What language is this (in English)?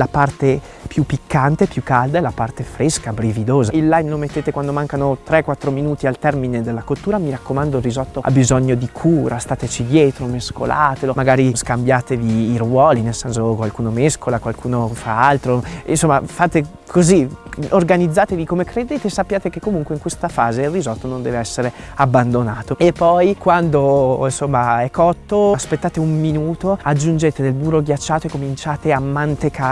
Italian